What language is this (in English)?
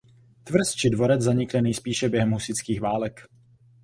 Czech